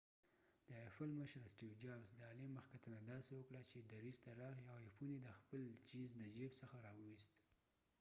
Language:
Pashto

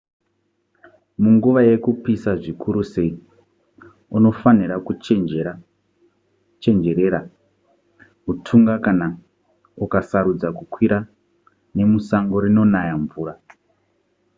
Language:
Shona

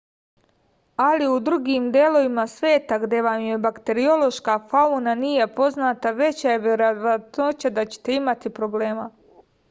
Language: Serbian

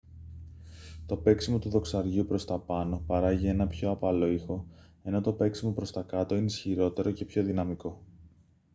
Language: Greek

